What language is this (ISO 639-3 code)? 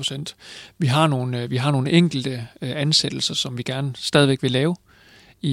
dan